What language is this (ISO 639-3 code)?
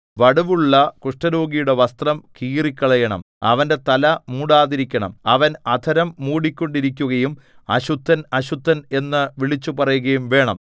mal